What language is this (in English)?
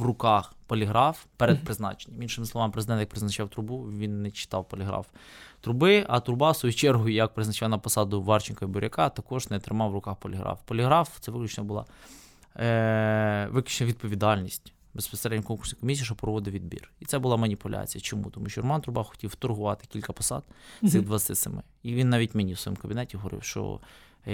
Ukrainian